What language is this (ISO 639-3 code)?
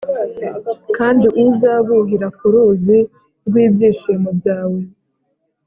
kin